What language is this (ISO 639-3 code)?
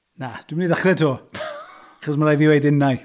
cym